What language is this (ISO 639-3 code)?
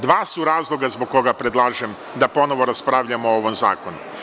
srp